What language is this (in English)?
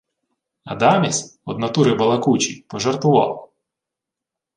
Ukrainian